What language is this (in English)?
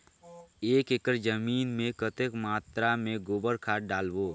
Chhattisgarhi